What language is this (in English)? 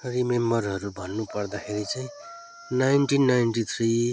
Nepali